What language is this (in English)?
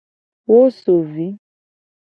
Gen